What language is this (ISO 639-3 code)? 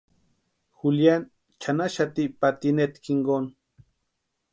pua